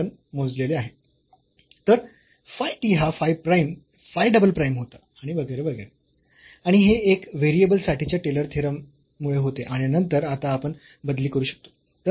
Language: Marathi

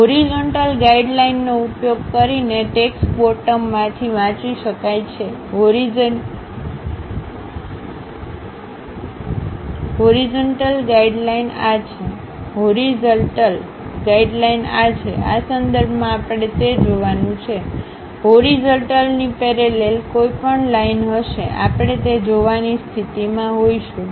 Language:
Gujarati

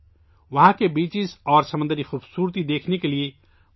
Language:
Urdu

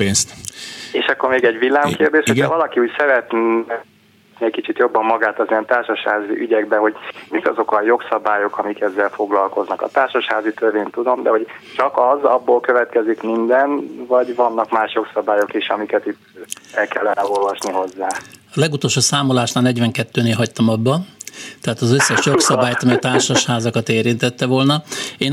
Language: Hungarian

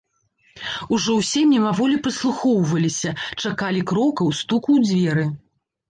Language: Belarusian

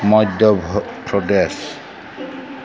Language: Bodo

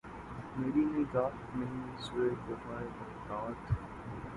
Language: Urdu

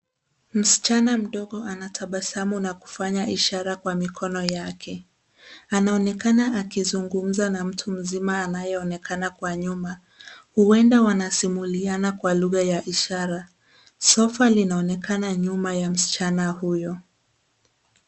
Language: Swahili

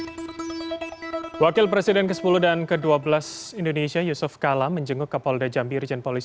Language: Indonesian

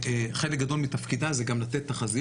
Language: Hebrew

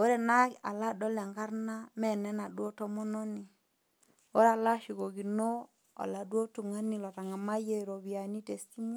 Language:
Masai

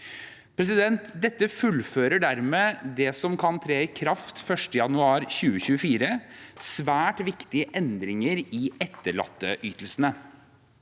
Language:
Norwegian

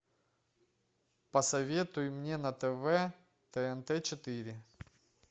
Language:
Russian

